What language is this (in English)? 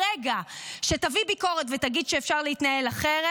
Hebrew